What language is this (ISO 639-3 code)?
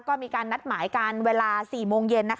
tha